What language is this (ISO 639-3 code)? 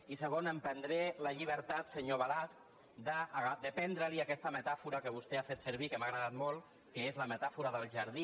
cat